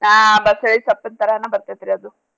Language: Kannada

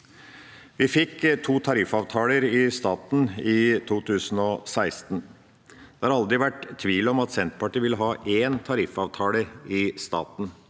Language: Norwegian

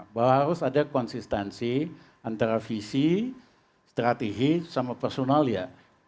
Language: Indonesian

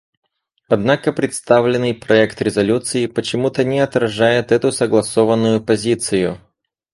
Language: Russian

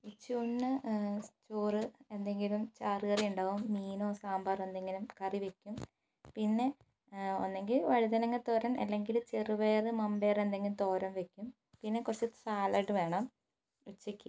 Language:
Malayalam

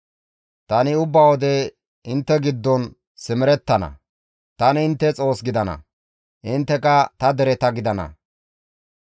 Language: Gamo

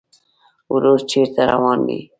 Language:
Pashto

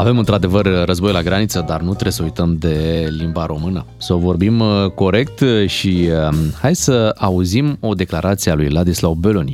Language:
Romanian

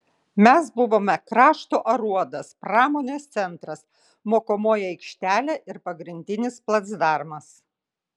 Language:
Lithuanian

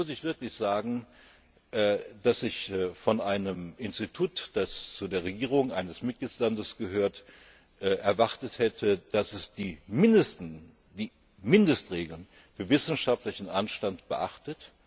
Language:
German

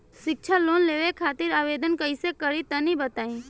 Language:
Bhojpuri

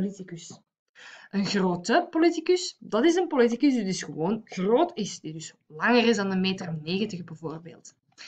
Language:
Dutch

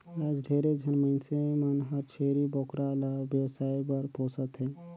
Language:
Chhattisgarhi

